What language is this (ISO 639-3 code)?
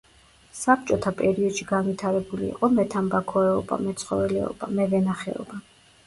kat